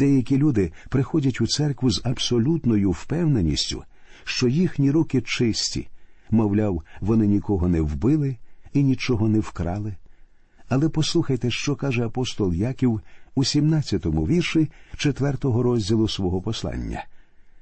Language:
Ukrainian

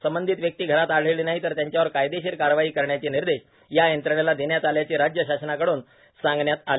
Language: Marathi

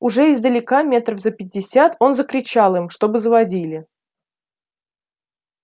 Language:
Russian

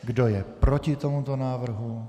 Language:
Czech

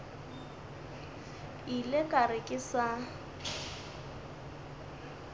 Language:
Northern Sotho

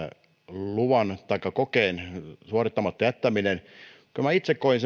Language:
Finnish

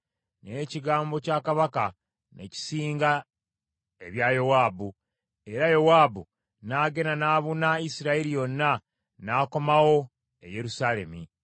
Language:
Ganda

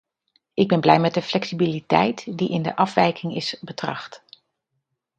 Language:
Dutch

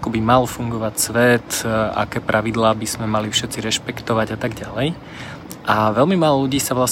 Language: Slovak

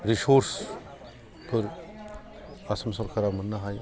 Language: Bodo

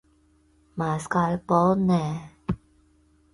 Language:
Chinese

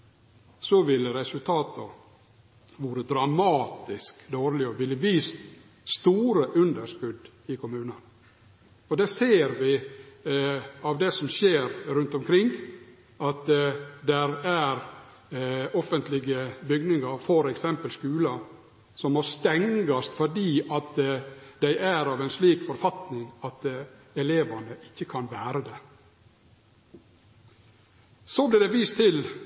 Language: Norwegian Nynorsk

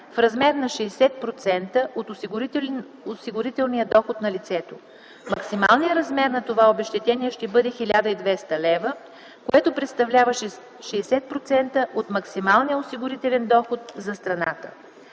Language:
Bulgarian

